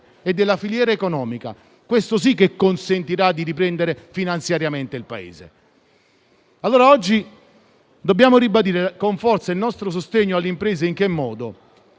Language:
Italian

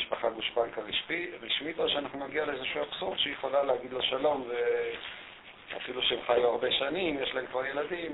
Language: Hebrew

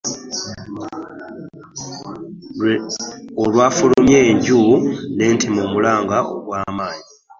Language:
Ganda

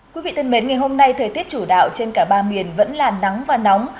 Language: Vietnamese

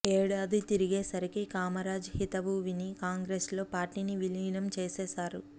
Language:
Telugu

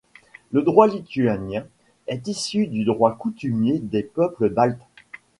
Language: French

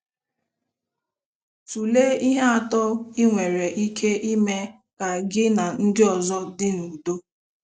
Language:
Igbo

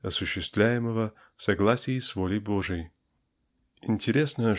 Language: Russian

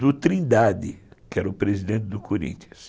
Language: Portuguese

